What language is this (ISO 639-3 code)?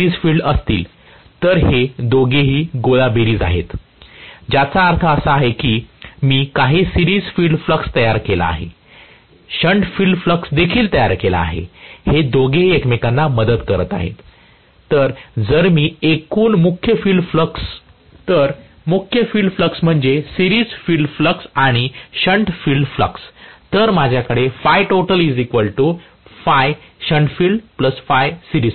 mar